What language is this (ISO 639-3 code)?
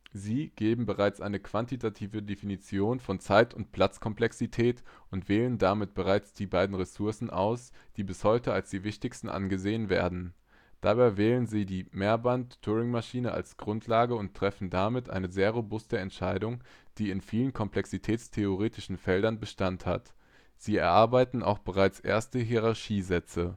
deu